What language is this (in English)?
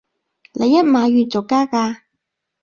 Cantonese